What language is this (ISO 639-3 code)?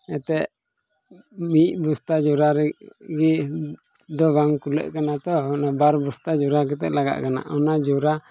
sat